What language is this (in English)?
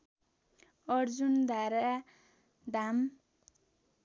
Nepali